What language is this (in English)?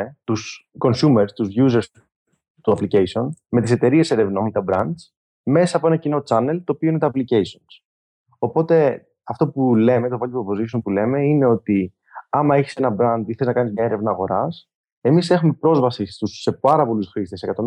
Greek